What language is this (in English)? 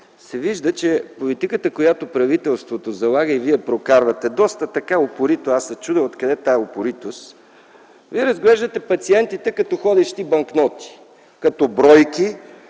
Bulgarian